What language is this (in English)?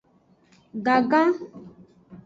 Aja (Benin)